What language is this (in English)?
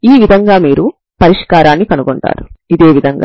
Telugu